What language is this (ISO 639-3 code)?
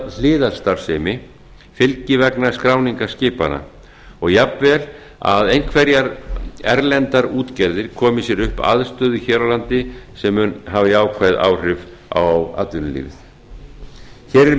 isl